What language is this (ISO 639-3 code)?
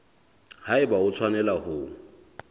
sot